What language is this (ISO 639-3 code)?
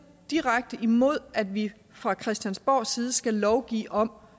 dan